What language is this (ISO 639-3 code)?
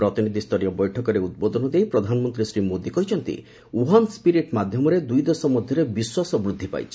ori